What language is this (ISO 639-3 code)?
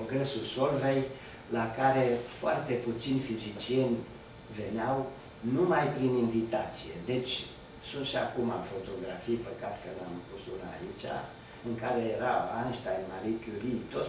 ron